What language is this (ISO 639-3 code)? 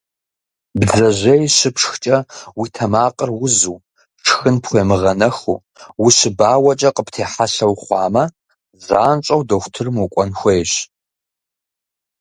kbd